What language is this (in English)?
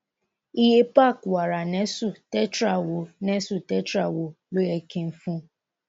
Yoruba